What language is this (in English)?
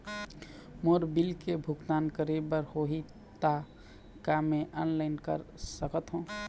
Chhattisgarhi